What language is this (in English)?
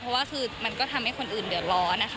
Thai